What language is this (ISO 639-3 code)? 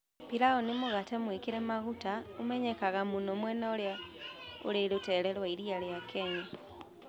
kik